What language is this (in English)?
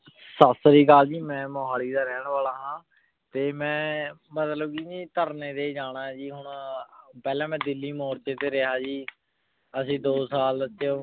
Punjabi